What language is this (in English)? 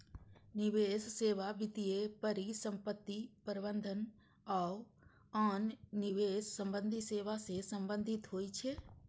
Maithili